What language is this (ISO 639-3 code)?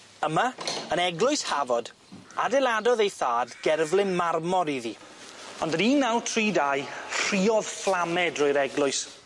cym